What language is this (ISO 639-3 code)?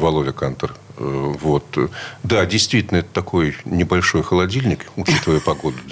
rus